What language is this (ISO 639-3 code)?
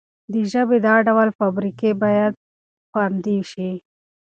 pus